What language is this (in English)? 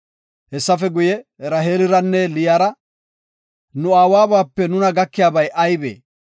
Gofa